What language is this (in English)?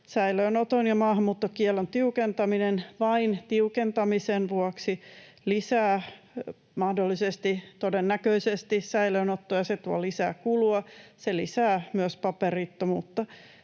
Finnish